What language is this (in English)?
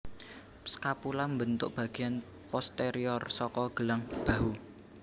Javanese